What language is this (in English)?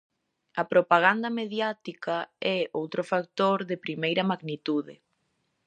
Galician